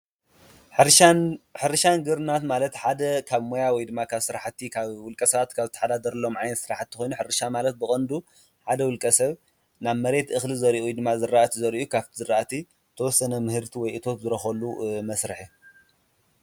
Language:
Tigrinya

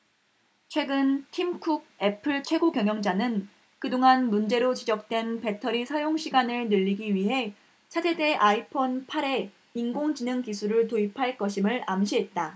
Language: Korean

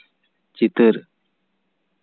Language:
Santali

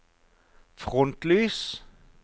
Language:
Norwegian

